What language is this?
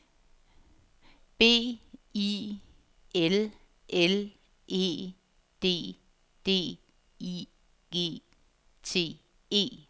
Danish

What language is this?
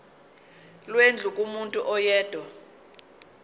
Zulu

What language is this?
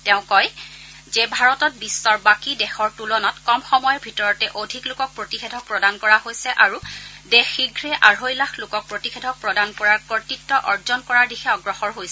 Assamese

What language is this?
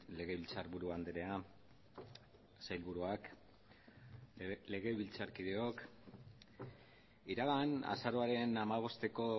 Basque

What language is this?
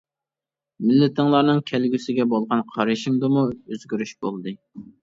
Uyghur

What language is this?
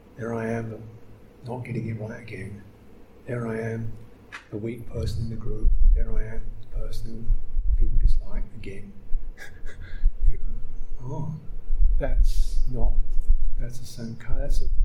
English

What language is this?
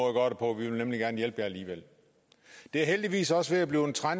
Danish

